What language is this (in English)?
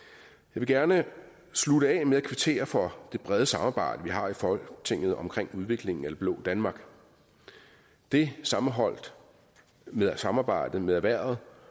Danish